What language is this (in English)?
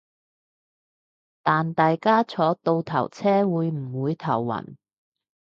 Cantonese